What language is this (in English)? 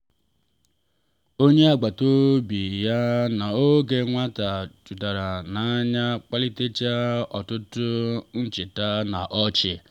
Igbo